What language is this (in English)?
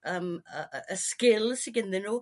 Welsh